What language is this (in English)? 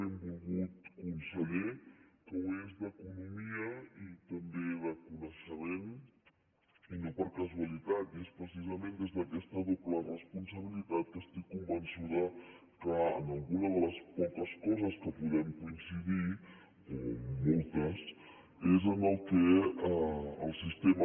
Catalan